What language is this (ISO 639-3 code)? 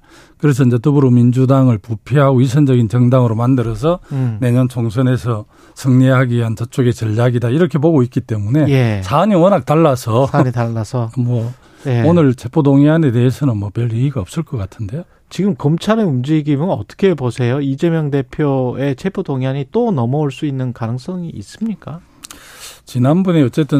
kor